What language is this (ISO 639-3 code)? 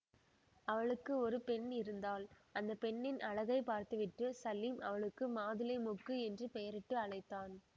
tam